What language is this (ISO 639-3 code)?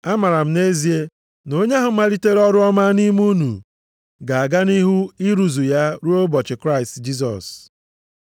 ibo